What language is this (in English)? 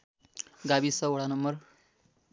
Nepali